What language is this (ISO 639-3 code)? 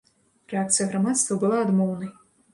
bel